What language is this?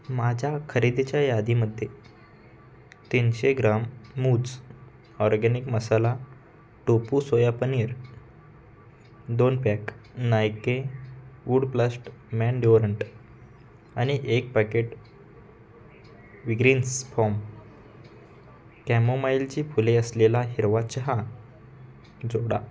Marathi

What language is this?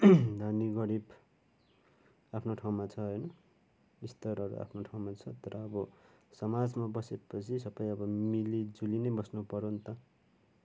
Nepali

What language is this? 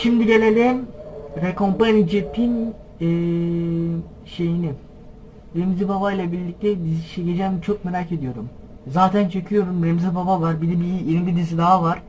Turkish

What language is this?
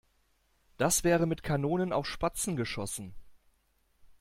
German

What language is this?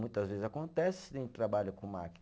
Portuguese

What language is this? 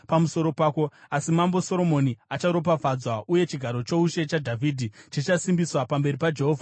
Shona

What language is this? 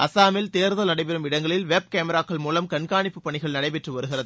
Tamil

